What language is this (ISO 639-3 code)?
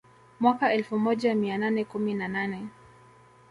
swa